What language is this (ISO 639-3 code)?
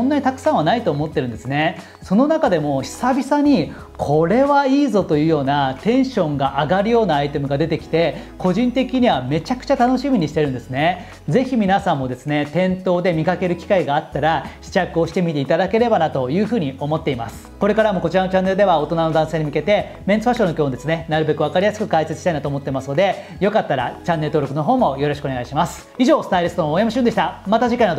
jpn